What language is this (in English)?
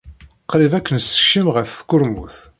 Kabyle